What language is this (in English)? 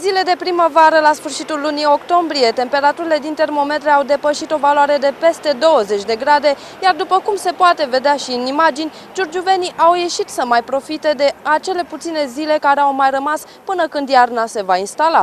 Romanian